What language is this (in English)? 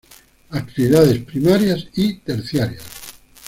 Spanish